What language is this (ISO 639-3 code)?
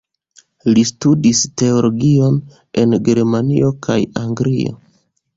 epo